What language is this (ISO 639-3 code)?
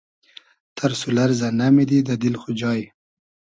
haz